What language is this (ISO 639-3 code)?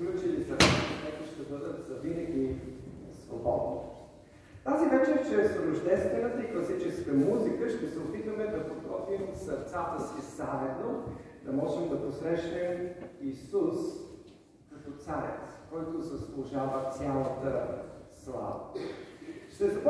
bul